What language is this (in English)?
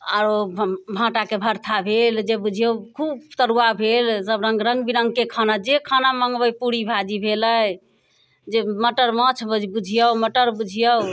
Maithili